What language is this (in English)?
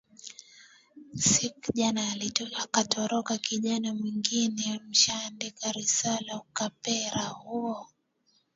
Swahili